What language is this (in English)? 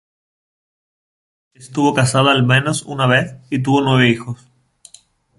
Spanish